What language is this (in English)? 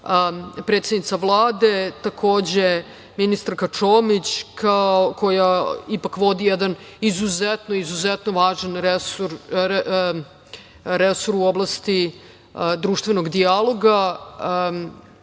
Serbian